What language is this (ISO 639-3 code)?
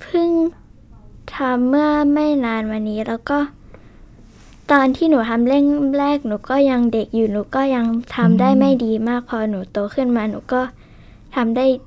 tha